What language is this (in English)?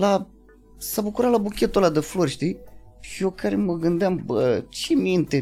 Romanian